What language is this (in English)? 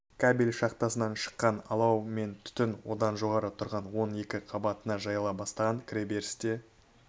Kazakh